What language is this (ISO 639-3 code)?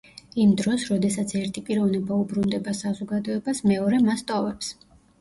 kat